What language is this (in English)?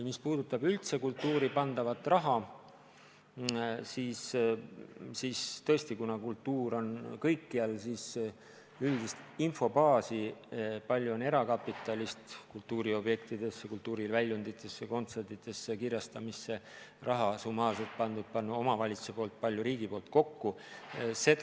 Estonian